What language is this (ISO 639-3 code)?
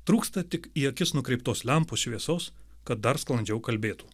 lit